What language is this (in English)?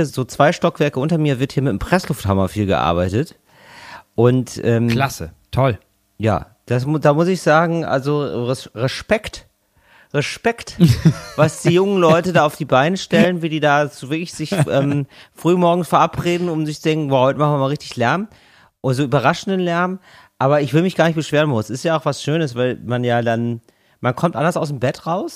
German